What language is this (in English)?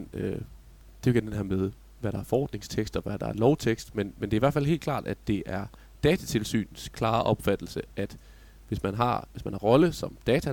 Danish